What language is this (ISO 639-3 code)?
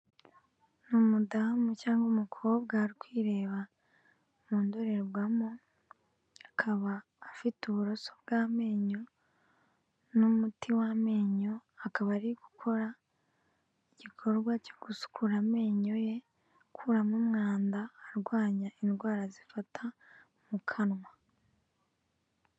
kin